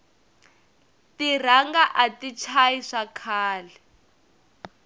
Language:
Tsonga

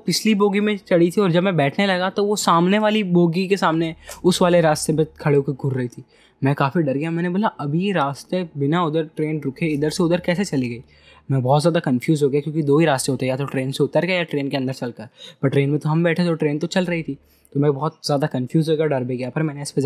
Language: Hindi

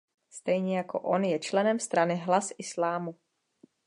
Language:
Czech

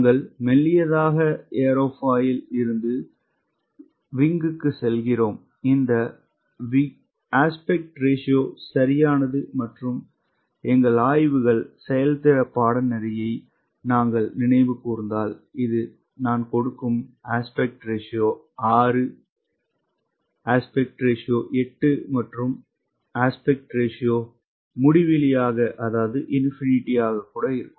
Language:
Tamil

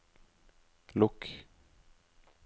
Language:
Norwegian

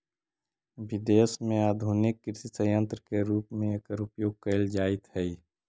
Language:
Magahi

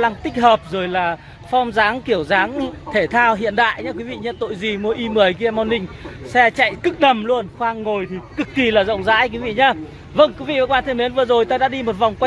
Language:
Vietnamese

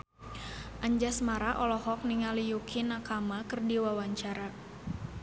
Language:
Sundanese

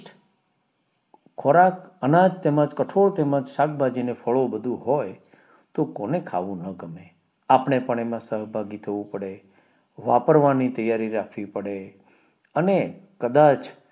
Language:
Gujarati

